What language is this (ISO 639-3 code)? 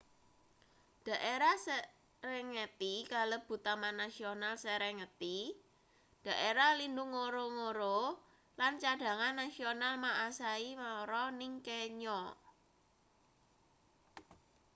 jav